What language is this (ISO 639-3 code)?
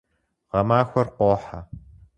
kbd